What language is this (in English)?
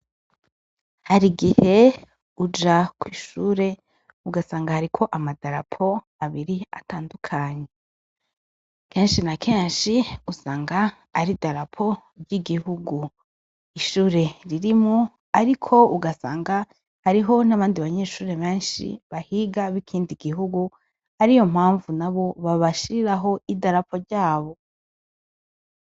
Rundi